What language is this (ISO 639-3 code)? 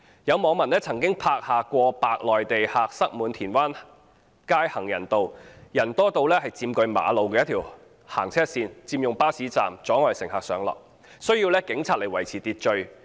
yue